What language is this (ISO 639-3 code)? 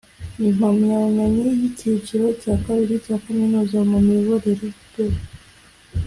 kin